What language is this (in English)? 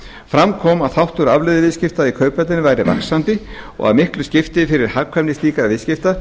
Icelandic